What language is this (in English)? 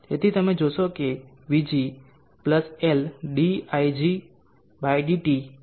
Gujarati